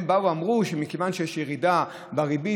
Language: Hebrew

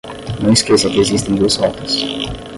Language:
Portuguese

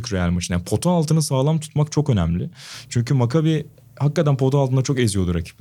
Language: Turkish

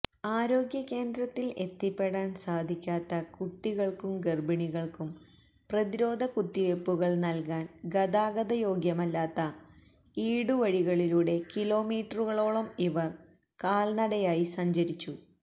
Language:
Malayalam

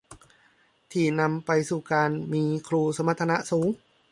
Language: Thai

